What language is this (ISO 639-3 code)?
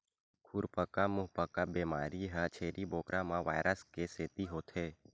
hne